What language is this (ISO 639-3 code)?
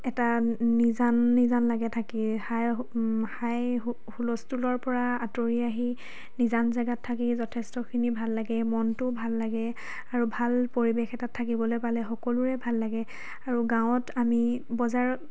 asm